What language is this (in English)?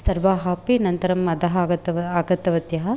Sanskrit